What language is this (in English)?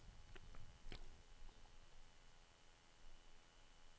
Norwegian